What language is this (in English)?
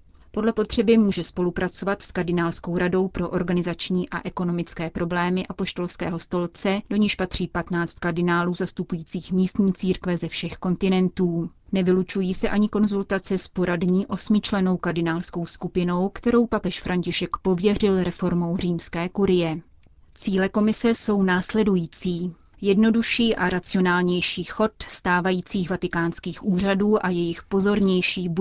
Czech